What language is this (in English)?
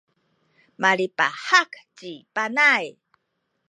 Sakizaya